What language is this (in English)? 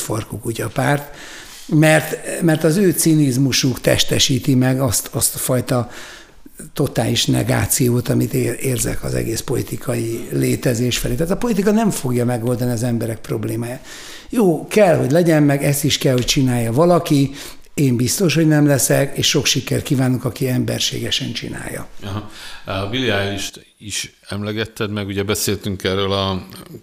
Hungarian